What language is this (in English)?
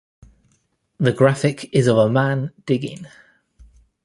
English